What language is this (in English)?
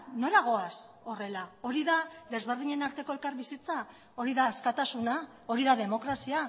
Basque